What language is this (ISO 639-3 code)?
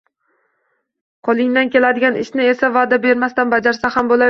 uzb